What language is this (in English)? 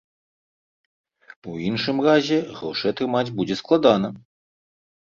Belarusian